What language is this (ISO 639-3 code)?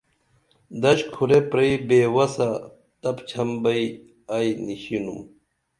dml